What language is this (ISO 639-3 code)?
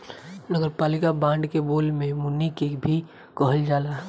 bho